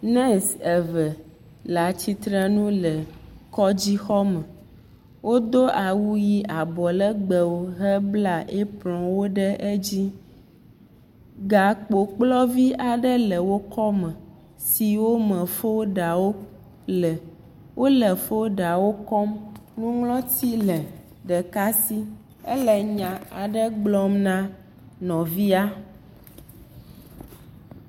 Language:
Ewe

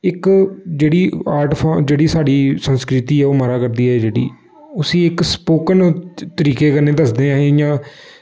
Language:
Dogri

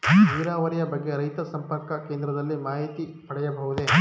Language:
Kannada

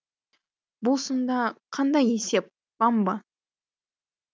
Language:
Kazakh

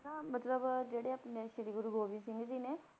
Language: Punjabi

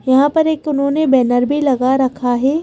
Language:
Hindi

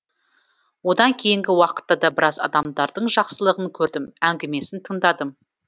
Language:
Kazakh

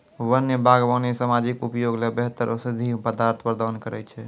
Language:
Maithili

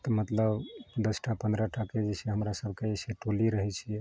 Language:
Maithili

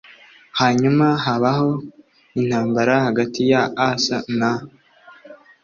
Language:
Kinyarwanda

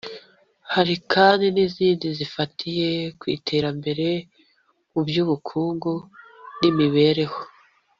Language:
Kinyarwanda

